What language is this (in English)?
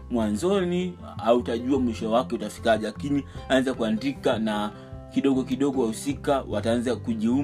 Swahili